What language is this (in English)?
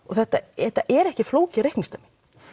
Icelandic